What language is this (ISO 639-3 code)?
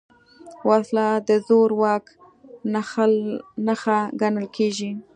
pus